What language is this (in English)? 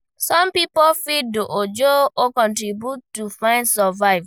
Nigerian Pidgin